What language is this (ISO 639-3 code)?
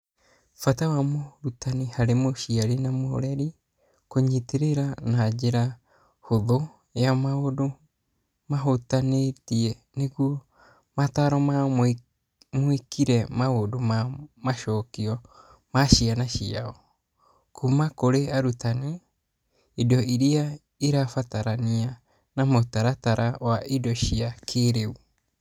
kik